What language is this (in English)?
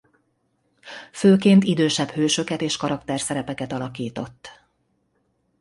Hungarian